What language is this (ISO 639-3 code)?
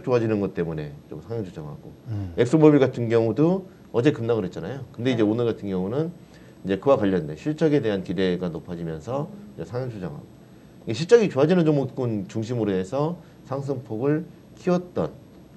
kor